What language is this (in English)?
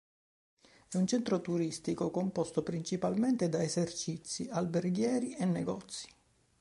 Italian